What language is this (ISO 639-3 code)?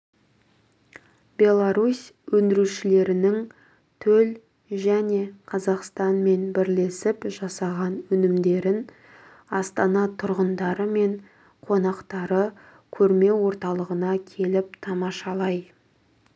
kaz